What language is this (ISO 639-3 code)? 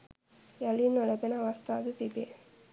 sin